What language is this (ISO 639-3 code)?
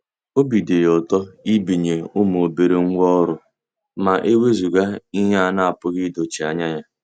ibo